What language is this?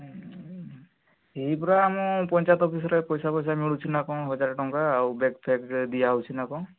Odia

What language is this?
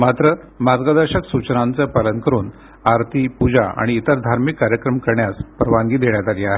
Marathi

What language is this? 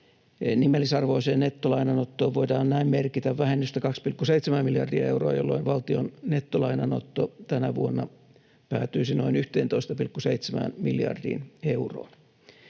Finnish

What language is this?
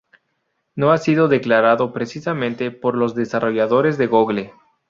Spanish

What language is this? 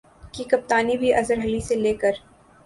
Urdu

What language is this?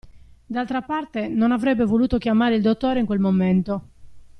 Italian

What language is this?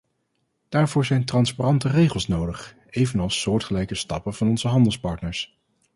Dutch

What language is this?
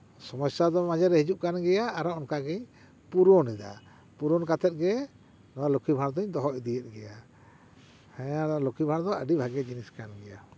Santali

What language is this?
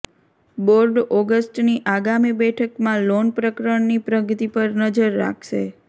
Gujarati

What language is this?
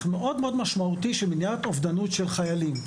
Hebrew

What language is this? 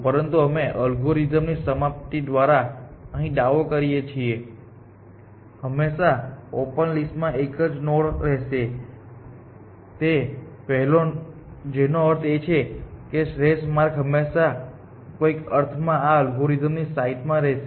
Gujarati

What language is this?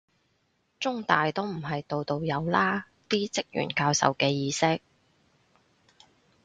Cantonese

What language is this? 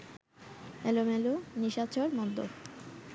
Bangla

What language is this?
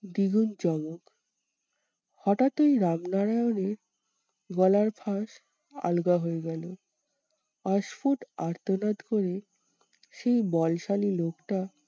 Bangla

